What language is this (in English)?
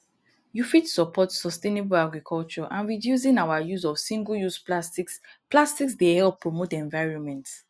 Nigerian Pidgin